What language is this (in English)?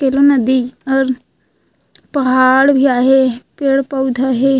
Chhattisgarhi